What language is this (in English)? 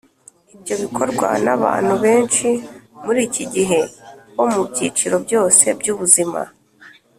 Kinyarwanda